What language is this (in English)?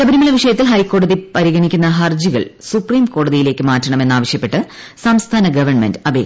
Malayalam